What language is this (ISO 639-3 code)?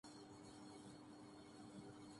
urd